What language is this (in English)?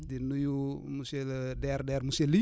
Wolof